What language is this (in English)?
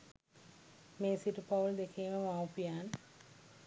Sinhala